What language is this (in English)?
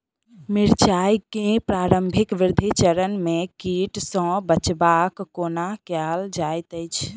Maithili